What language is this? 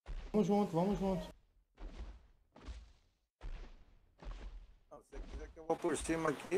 Portuguese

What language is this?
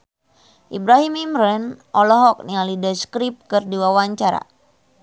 Sundanese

